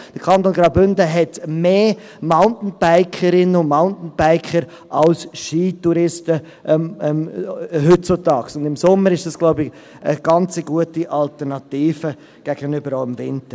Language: Swiss German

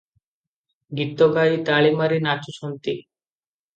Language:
Odia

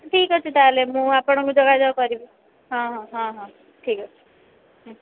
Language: Odia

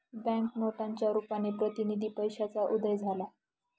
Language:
Marathi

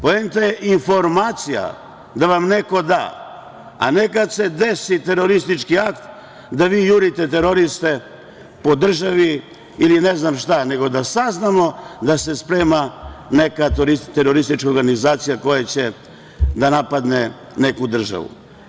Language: Serbian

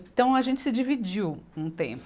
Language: Portuguese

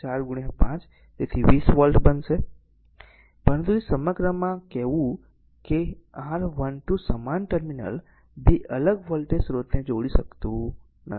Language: Gujarati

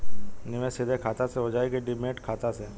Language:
Bhojpuri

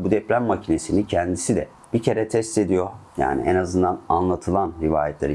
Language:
Turkish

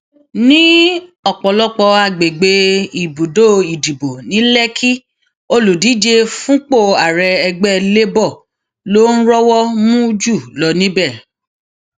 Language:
Yoruba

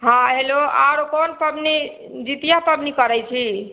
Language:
Maithili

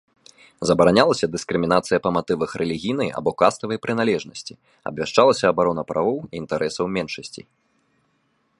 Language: Belarusian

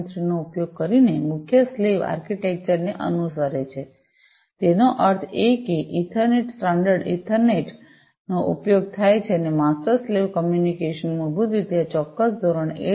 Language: Gujarati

